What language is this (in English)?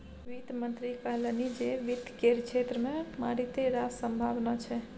Maithili